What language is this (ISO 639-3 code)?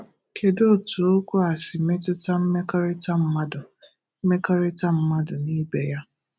ibo